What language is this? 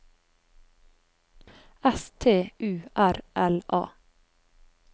Norwegian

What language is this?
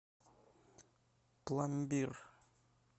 Russian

